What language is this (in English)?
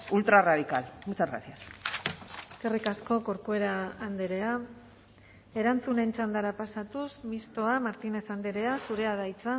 Basque